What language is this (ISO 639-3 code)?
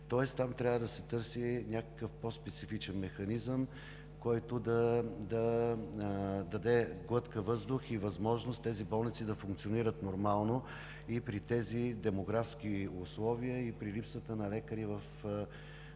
bul